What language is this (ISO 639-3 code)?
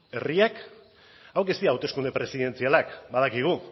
eus